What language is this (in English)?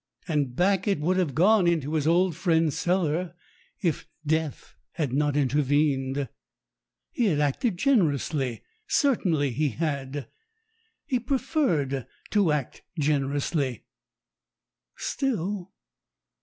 English